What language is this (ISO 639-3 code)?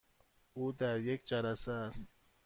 fas